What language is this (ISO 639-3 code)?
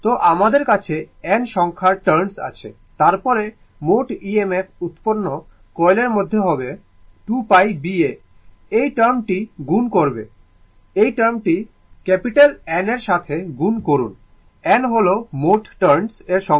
ben